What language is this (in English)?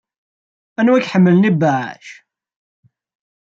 Kabyle